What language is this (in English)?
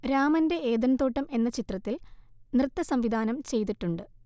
Malayalam